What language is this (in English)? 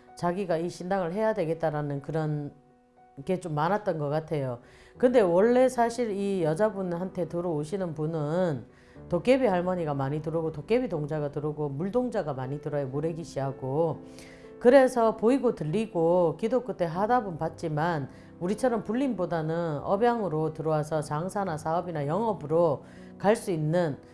Korean